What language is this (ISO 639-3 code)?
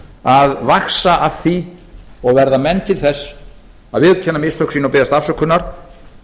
isl